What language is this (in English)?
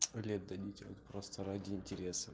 Russian